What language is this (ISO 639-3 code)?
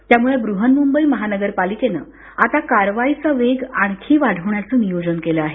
mar